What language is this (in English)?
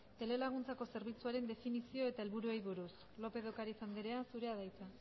Basque